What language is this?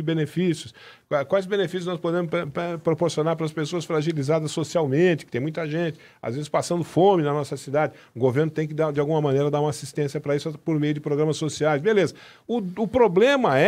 Portuguese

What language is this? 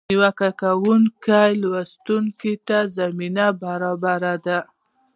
Pashto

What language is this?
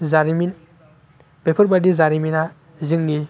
Bodo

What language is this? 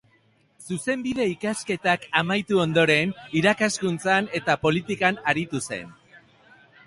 Basque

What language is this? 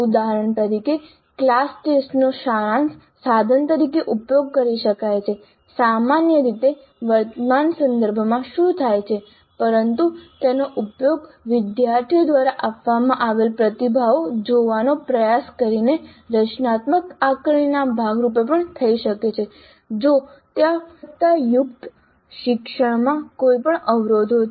Gujarati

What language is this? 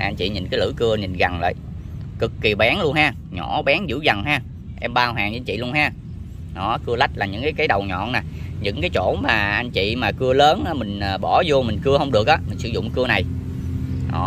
Vietnamese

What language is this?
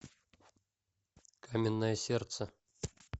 Russian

